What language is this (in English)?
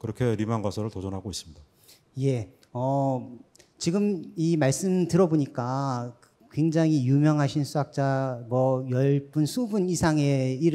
Korean